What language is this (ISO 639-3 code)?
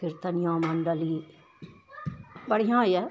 mai